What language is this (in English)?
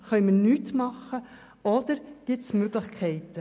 Swiss German